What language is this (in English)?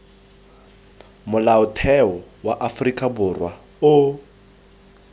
Tswana